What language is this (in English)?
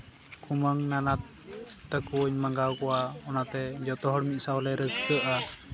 Santali